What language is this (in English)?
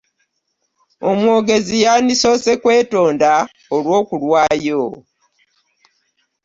Ganda